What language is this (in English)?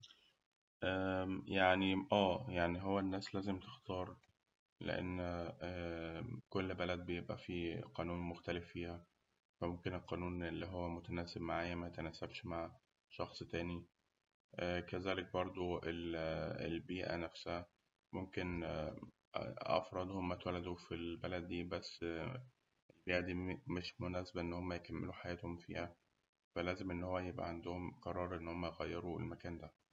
Egyptian Arabic